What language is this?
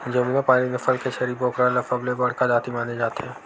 Chhattisgarhi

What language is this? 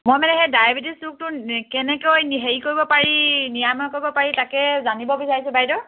Assamese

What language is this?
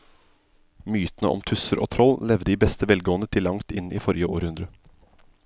Norwegian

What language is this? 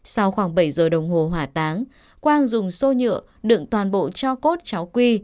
Vietnamese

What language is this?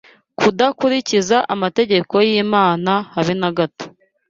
Kinyarwanda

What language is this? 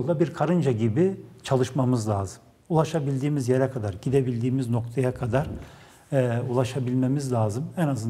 Turkish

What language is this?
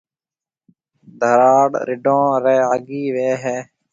Marwari (Pakistan)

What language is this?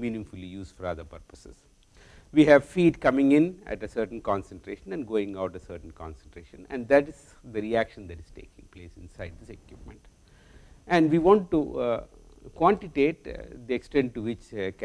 English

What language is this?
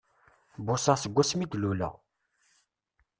Kabyle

